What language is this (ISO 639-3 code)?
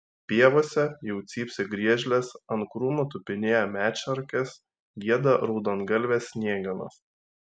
lit